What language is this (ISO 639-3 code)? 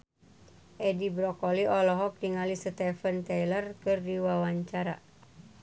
sun